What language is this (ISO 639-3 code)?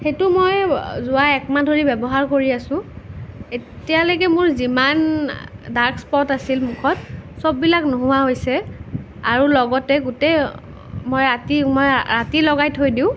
asm